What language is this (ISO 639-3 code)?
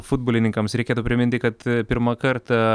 lit